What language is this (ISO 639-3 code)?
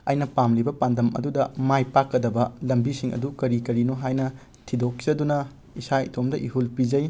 mni